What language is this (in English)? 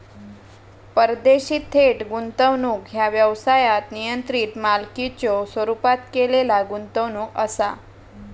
Marathi